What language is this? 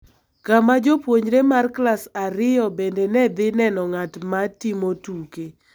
Luo (Kenya and Tanzania)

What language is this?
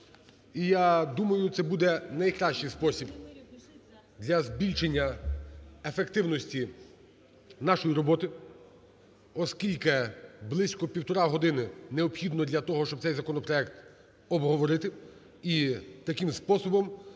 Ukrainian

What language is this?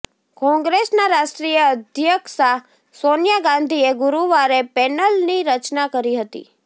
Gujarati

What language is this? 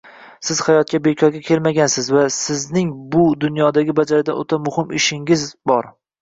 Uzbek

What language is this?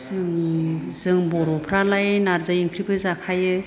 Bodo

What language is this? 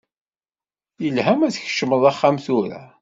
Kabyle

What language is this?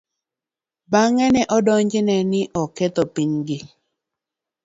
Luo (Kenya and Tanzania)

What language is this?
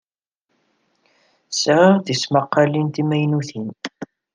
Kabyle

